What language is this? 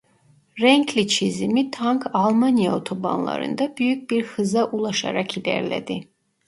Turkish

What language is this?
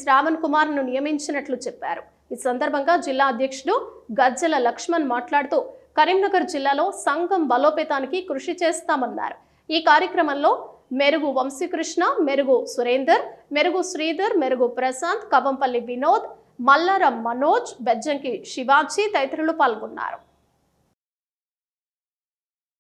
Telugu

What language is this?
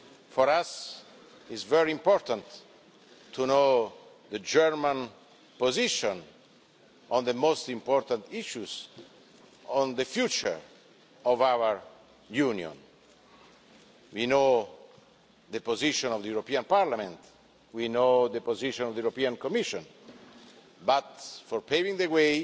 English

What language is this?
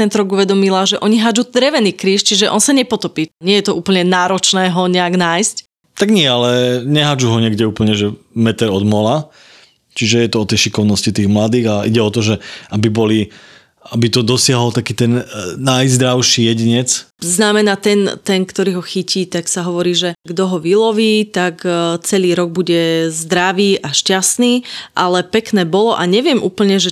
Slovak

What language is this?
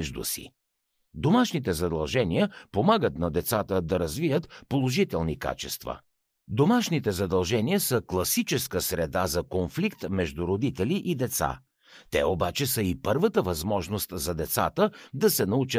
Bulgarian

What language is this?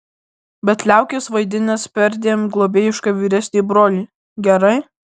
Lithuanian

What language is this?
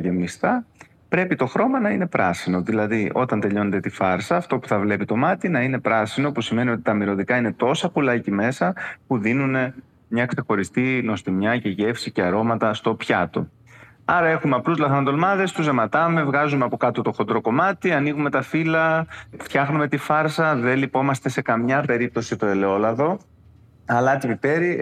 Greek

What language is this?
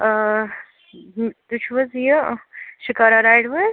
Kashmiri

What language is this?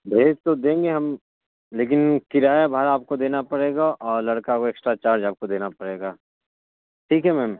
Urdu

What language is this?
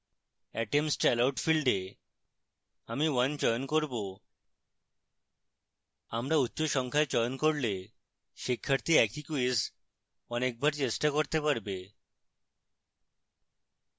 Bangla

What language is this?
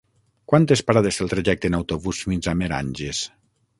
Catalan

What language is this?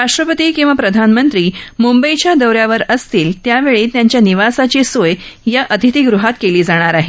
Marathi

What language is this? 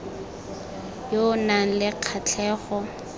Tswana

